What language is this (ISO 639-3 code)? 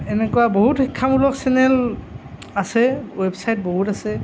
asm